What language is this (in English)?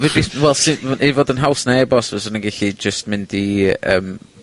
Welsh